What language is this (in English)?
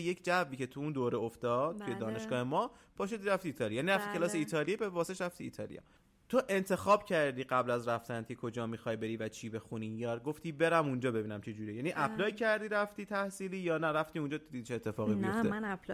Persian